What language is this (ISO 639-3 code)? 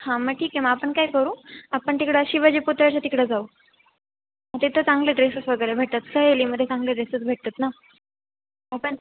mar